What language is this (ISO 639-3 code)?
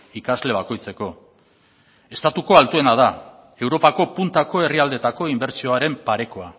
eus